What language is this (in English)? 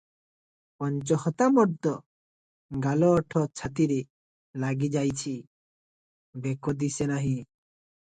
Odia